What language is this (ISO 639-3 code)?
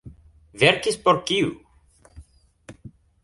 epo